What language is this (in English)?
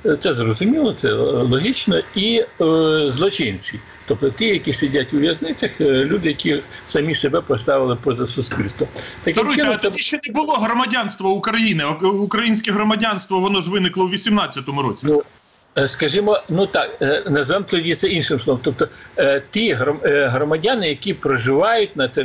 Ukrainian